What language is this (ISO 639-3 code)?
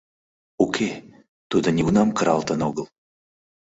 chm